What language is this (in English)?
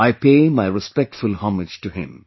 English